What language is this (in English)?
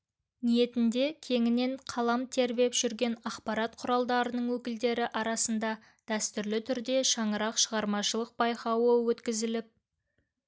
Kazakh